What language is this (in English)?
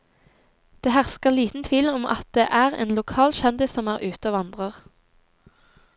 Norwegian